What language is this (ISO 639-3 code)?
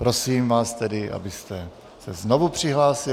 ces